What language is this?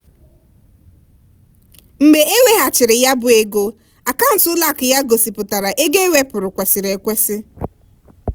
Igbo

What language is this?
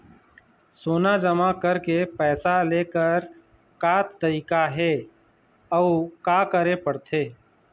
Chhattisgarhi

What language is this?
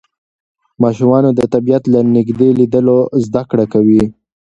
Pashto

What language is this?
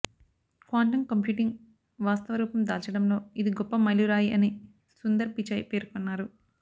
Telugu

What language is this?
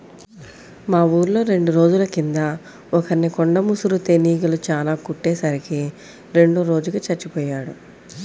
Telugu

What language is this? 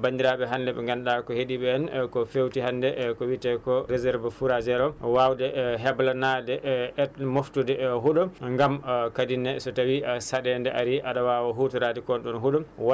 Fula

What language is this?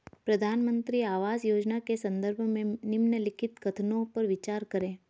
Hindi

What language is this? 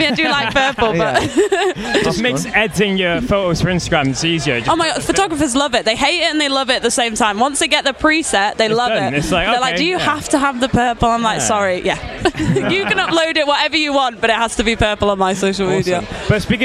English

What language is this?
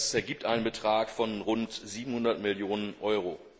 German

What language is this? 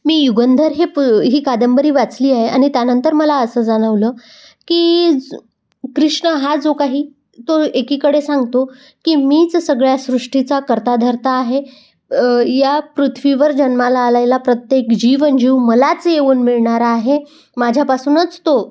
Marathi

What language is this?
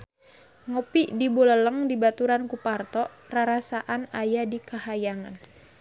Sundanese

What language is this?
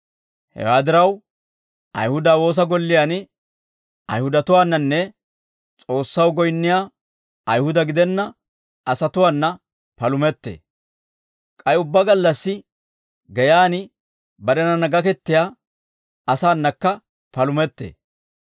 Dawro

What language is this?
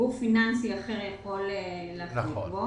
Hebrew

